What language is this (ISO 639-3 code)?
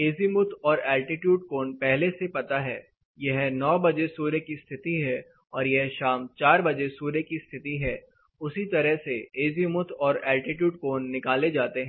hin